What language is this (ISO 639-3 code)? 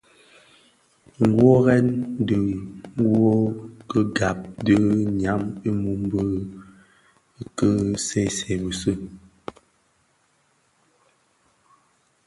ksf